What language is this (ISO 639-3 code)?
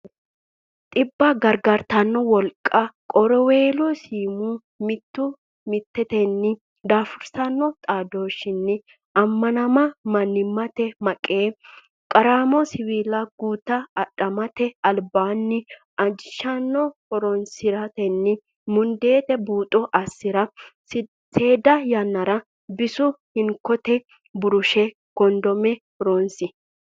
sid